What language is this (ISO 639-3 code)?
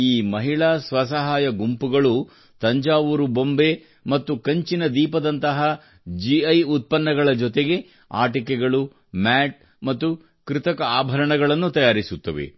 kan